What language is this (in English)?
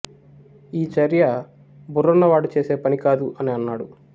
Telugu